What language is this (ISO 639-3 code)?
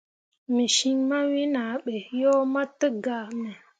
mua